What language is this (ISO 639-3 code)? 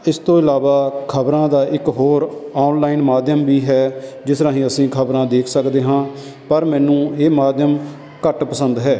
pan